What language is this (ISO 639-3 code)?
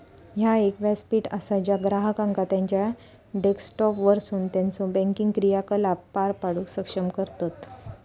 mar